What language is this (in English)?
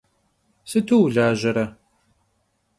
Kabardian